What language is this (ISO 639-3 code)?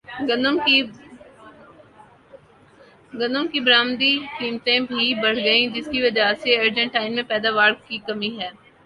urd